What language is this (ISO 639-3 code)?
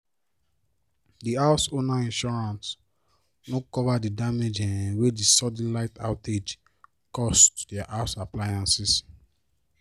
pcm